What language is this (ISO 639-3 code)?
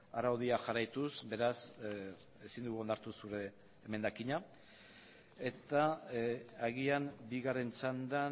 eus